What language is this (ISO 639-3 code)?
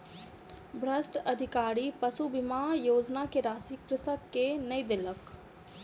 mai